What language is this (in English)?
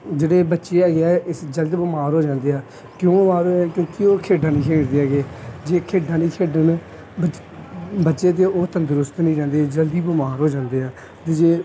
Punjabi